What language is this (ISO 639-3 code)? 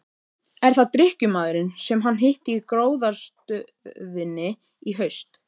isl